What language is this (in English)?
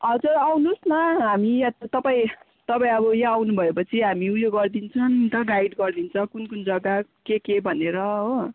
Nepali